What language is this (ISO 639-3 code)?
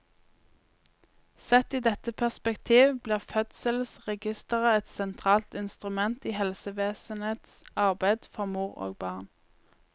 nor